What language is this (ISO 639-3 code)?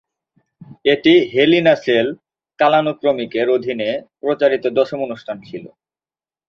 ben